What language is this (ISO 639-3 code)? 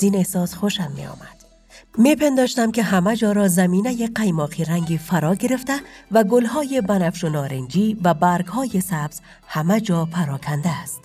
fas